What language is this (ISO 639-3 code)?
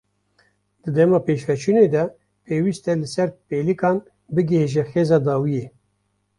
kur